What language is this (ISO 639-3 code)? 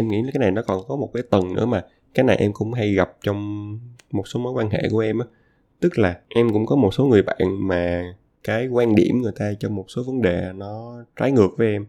vie